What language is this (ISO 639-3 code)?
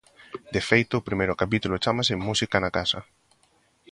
glg